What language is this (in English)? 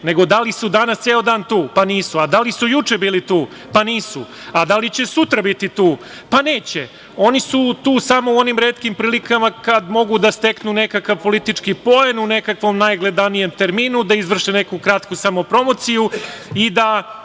Serbian